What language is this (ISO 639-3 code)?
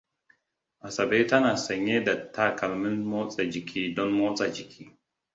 hau